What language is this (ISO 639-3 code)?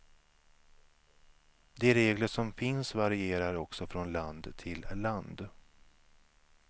swe